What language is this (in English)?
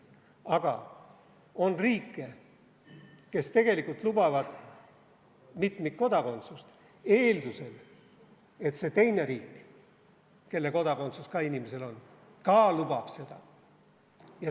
Estonian